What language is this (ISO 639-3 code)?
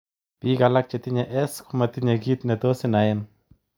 kln